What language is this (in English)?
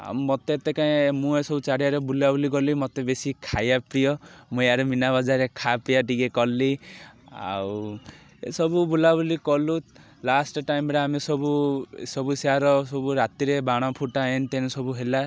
Odia